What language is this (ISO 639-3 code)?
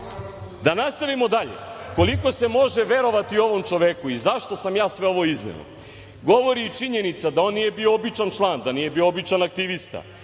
srp